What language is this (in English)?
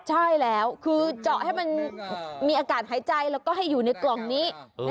Thai